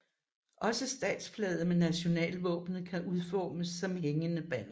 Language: Danish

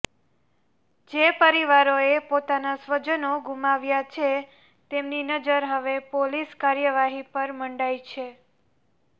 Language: Gujarati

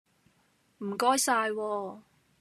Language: Cantonese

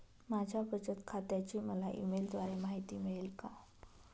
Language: Marathi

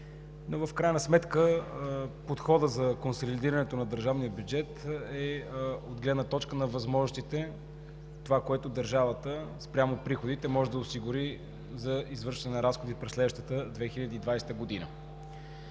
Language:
Bulgarian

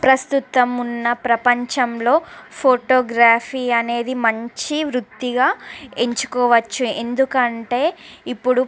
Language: Telugu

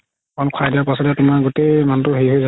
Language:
Assamese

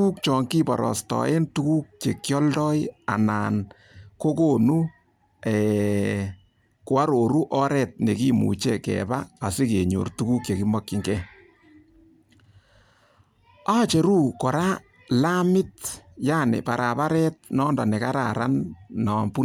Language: Kalenjin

